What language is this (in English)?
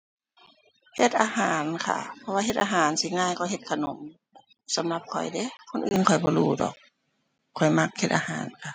Thai